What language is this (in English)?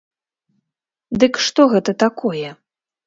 Belarusian